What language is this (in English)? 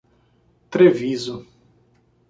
Portuguese